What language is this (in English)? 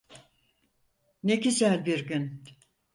Turkish